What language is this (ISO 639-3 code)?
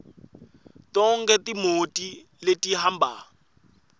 ssw